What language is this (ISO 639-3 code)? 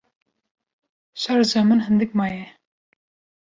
kur